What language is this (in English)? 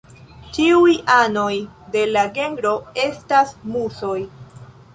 Esperanto